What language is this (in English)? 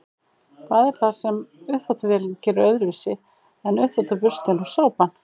Icelandic